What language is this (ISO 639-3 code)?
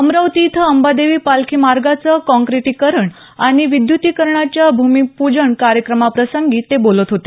mar